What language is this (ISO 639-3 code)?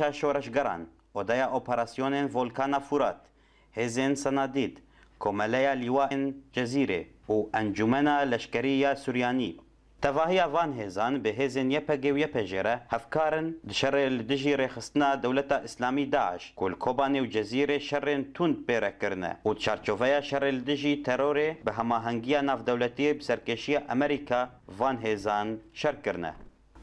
rus